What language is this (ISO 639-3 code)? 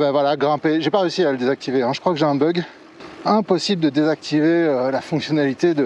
fra